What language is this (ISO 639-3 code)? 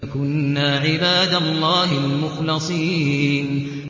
ara